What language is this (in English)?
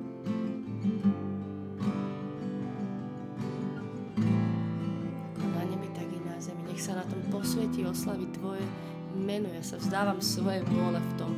Slovak